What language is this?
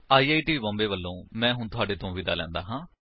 Punjabi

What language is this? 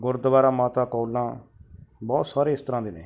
Punjabi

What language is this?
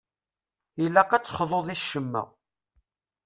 Kabyle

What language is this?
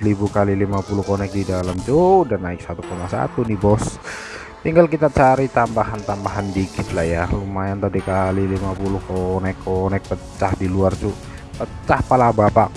Indonesian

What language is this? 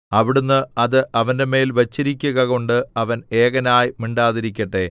Malayalam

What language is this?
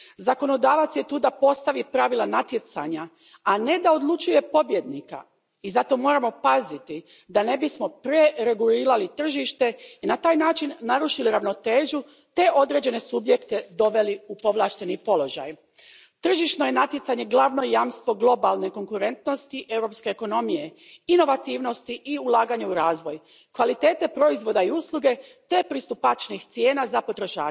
Croatian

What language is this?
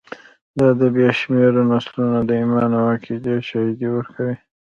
Pashto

